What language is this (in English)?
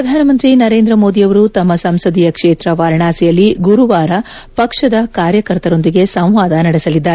Kannada